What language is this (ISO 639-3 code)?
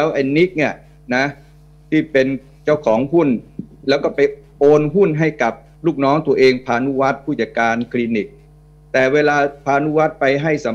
tha